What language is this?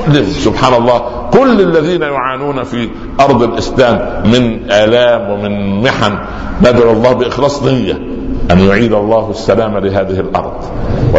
Arabic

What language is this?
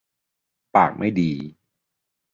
Thai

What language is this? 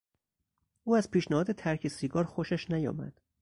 Persian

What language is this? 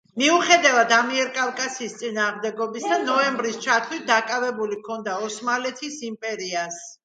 Georgian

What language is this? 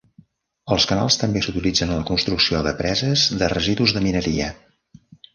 Catalan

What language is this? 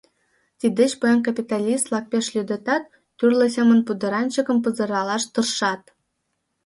Mari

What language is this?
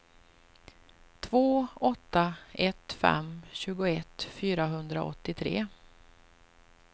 Swedish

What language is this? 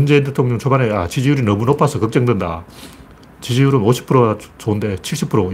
Korean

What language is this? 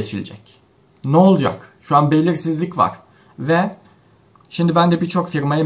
Turkish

